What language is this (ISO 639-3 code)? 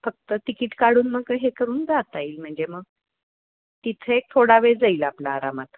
mar